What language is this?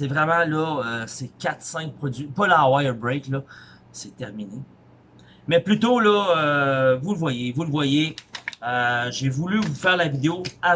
French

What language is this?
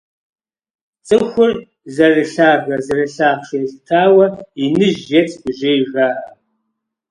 Kabardian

